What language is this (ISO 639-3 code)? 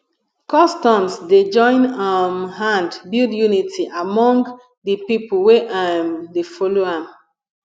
pcm